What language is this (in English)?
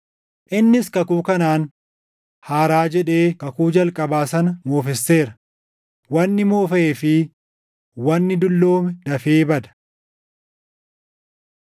Oromo